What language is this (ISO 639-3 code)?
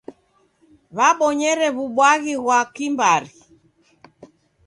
dav